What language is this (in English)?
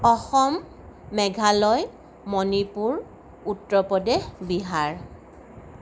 Assamese